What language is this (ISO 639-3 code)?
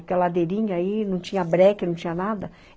por